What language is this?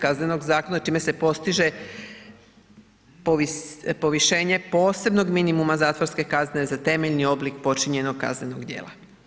Croatian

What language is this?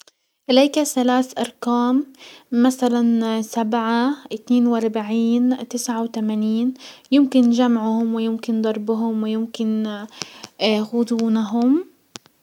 Hijazi Arabic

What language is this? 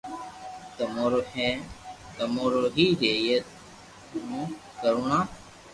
Loarki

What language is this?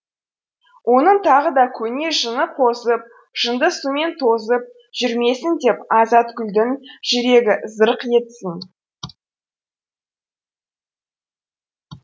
Kazakh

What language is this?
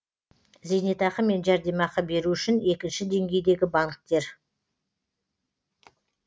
Kazakh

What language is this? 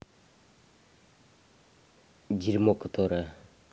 Russian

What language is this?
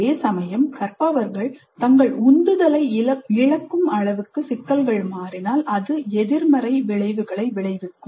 Tamil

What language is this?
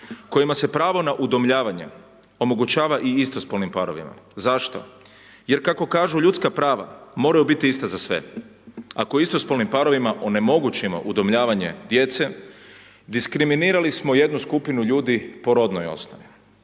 Croatian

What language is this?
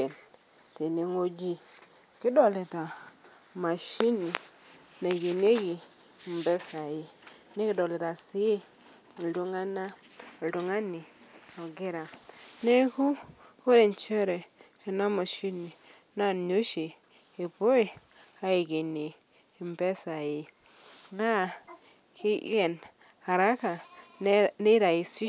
Masai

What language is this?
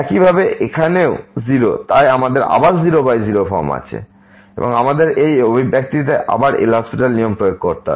Bangla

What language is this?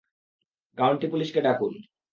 Bangla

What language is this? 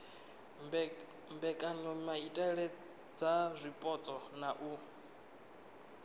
Venda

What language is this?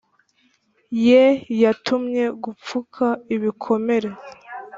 Kinyarwanda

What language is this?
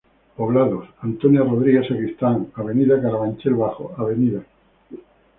Spanish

